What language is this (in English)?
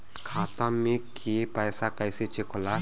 Bhojpuri